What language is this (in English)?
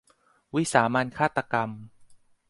Thai